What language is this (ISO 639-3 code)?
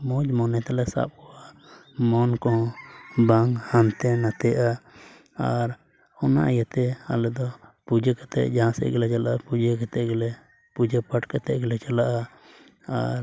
sat